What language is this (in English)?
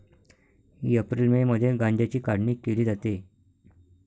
Marathi